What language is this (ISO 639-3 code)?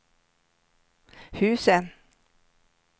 swe